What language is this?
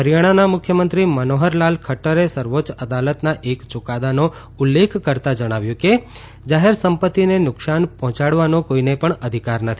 Gujarati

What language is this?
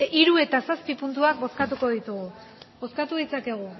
Basque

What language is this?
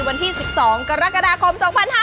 Thai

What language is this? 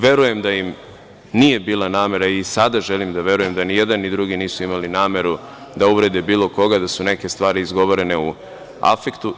Serbian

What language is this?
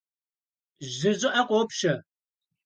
Kabardian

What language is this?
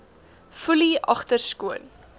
Afrikaans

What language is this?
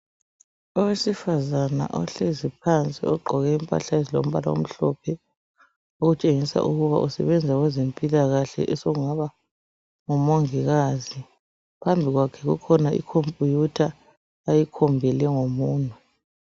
North Ndebele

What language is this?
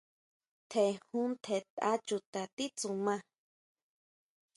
Huautla Mazatec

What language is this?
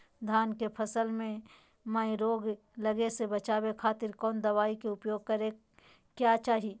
Magahi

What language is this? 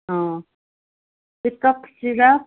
Manipuri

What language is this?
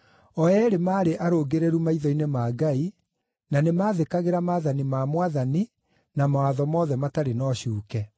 Kikuyu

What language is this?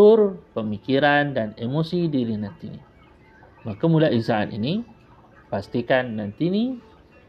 Malay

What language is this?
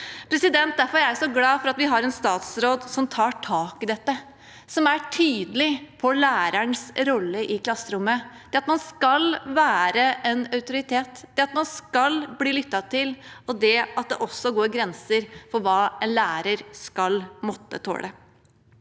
Norwegian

